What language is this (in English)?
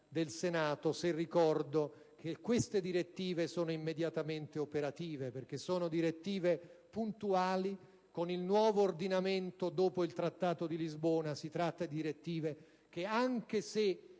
Italian